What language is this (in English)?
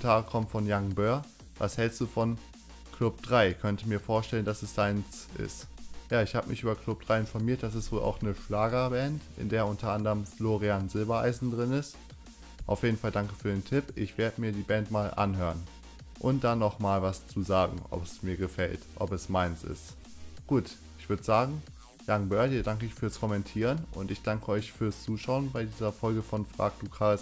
German